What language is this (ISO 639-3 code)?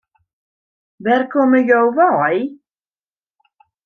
fry